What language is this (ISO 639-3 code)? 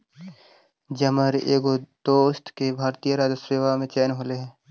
mag